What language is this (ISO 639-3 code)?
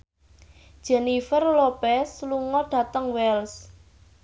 jav